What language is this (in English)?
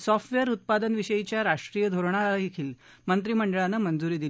Marathi